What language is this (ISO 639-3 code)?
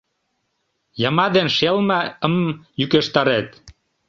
chm